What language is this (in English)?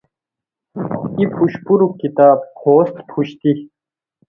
Khowar